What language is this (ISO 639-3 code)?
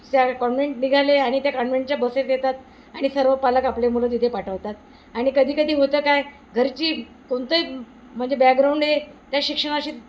mar